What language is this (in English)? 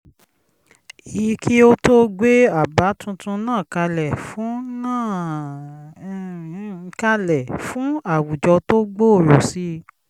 Yoruba